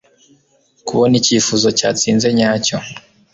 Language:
Kinyarwanda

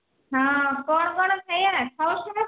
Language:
Odia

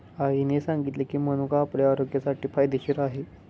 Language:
Marathi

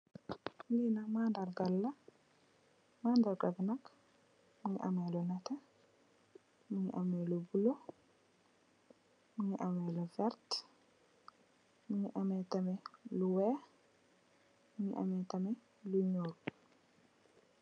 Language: Wolof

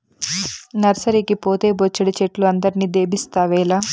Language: Telugu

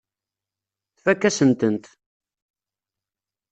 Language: Kabyle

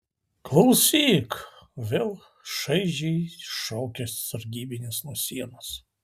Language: Lithuanian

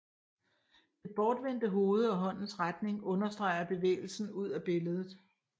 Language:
Danish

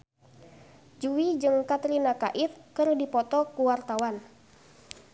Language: Sundanese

